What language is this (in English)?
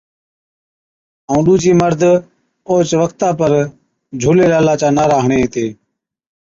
Od